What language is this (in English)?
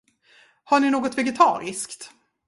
Swedish